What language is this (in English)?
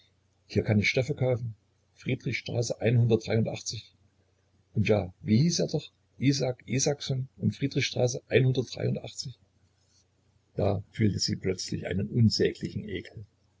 German